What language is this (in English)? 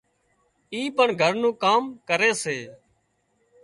Wadiyara Koli